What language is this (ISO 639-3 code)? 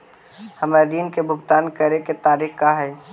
mag